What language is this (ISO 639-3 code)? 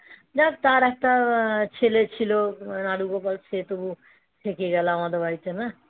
ben